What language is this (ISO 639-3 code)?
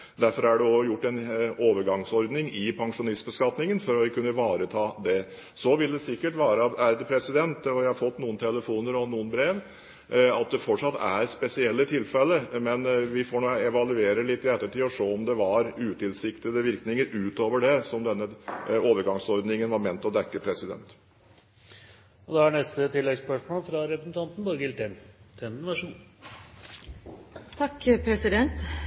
nor